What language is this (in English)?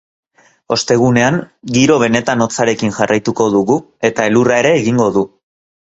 Basque